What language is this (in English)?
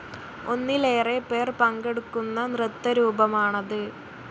Malayalam